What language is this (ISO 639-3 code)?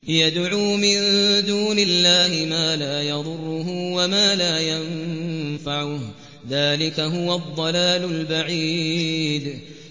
ara